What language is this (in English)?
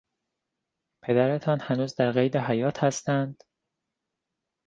Persian